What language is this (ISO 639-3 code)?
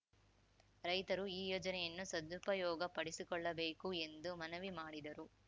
kan